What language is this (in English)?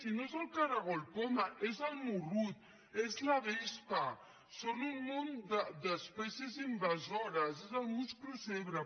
Catalan